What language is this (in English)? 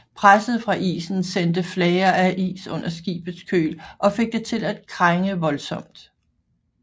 Danish